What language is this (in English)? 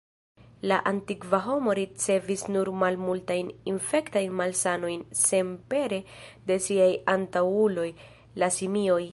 Esperanto